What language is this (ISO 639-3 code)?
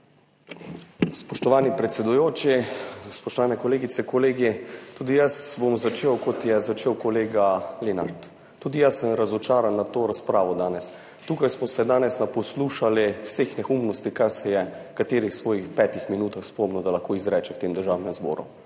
slv